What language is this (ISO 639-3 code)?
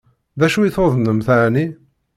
kab